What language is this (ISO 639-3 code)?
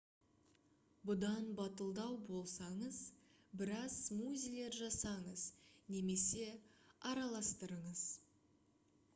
kaz